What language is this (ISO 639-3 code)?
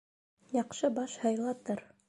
bak